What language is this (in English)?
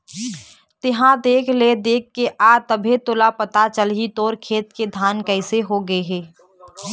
Chhattisgarhi